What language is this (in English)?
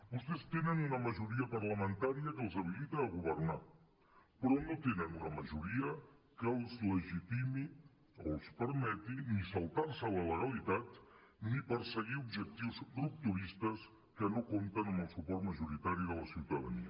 Catalan